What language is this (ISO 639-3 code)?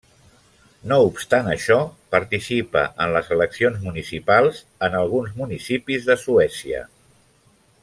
cat